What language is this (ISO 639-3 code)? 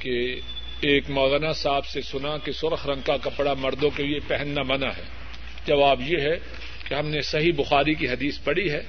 urd